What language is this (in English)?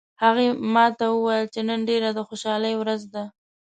Pashto